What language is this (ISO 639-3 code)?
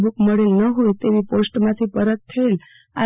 guj